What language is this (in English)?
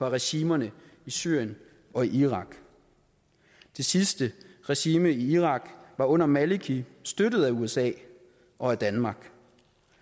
Danish